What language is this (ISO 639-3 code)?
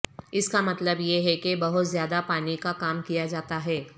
urd